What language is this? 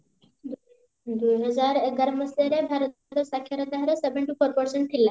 Odia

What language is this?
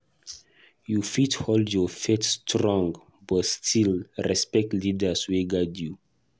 Nigerian Pidgin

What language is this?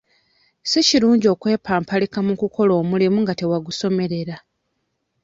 Ganda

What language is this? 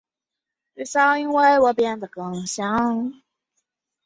Chinese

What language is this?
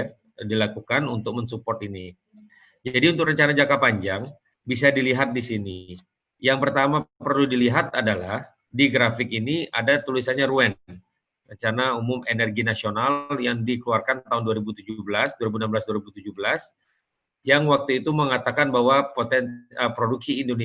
Indonesian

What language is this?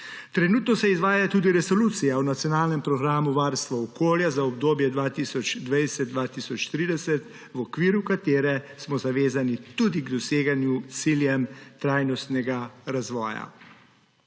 Slovenian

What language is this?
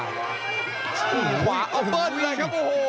Thai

